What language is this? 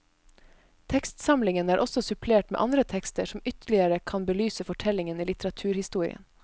Norwegian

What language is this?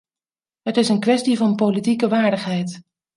Dutch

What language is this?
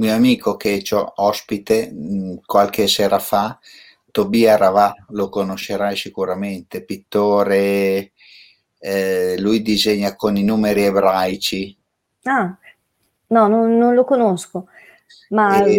Italian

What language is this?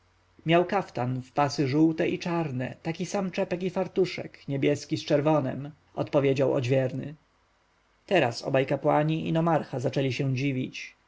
Polish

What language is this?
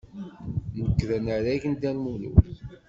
Kabyle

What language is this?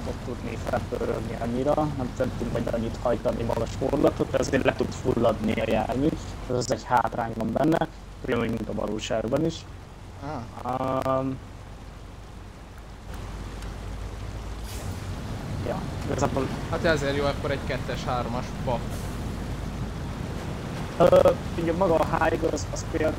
Hungarian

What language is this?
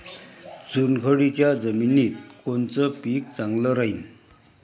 Marathi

